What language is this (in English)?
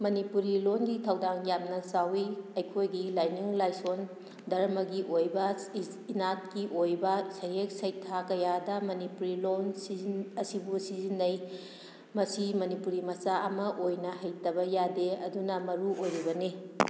Manipuri